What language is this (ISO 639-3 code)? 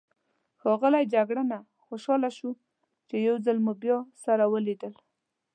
pus